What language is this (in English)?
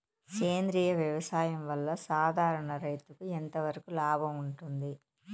Telugu